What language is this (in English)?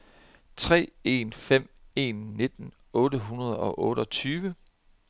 Danish